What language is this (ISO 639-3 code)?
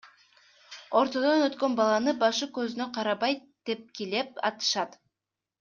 kir